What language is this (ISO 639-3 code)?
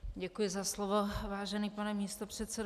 ces